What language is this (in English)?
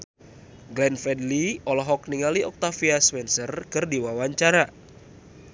Sundanese